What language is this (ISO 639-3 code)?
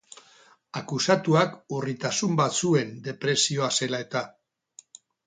eus